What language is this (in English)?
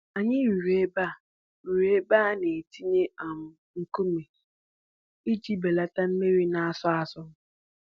Igbo